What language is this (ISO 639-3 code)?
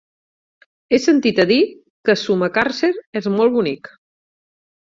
cat